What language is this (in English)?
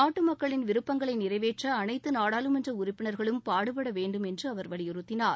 Tamil